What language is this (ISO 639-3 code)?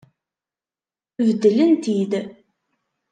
kab